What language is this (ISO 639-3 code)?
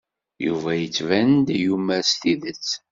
kab